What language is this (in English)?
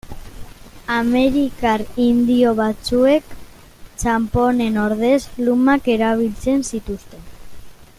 Basque